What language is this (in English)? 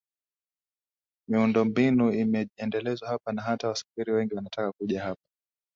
Swahili